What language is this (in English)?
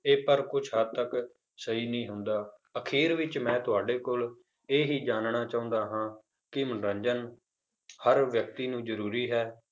Punjabi